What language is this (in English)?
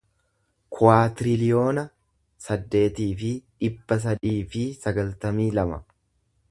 Oromo